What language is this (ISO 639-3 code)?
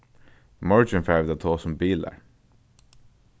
fao